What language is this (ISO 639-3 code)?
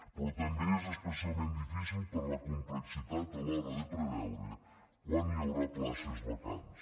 cat